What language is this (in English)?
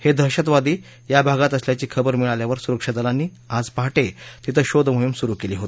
Marathi